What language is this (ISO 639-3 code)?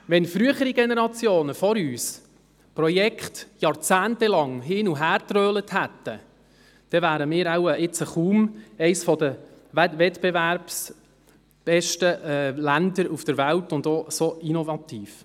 gsw